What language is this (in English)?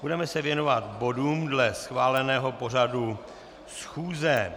Czech